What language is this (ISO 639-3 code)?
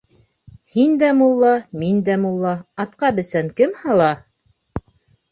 bak